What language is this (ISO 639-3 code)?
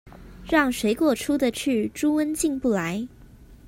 zho